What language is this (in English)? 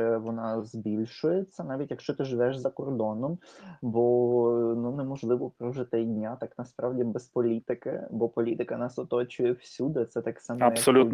Ukrainian